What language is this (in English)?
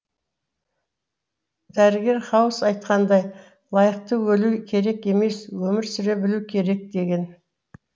Kazakh